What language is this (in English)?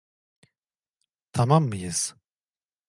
Turkish